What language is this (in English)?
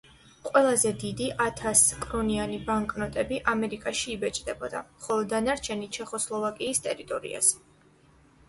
Georgian